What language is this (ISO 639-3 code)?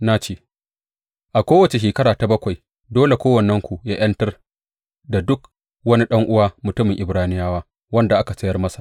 hau